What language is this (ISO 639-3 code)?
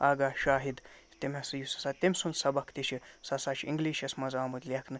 kas